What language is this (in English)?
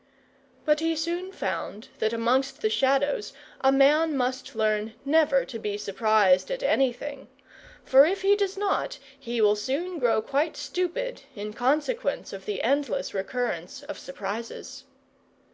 English